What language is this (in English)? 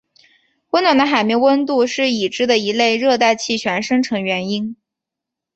Chinese